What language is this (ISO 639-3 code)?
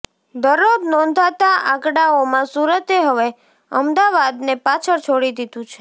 guj